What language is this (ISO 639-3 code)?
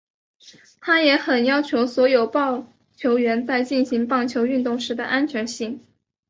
zho